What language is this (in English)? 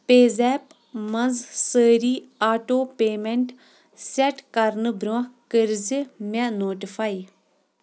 Kashmiri